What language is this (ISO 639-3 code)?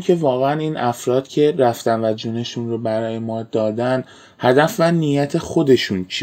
fas